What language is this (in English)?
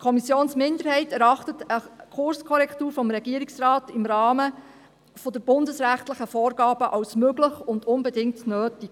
Swiss German